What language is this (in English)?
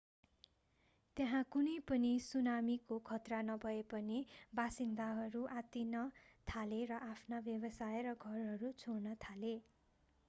Nepali